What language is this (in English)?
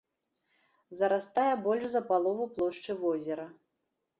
Belarusian